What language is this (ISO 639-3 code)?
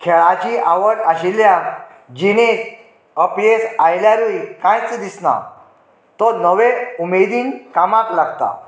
kok